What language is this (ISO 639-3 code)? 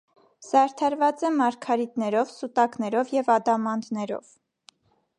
hye